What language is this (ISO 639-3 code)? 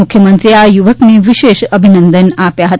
guj